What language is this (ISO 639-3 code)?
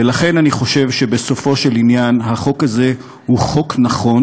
heb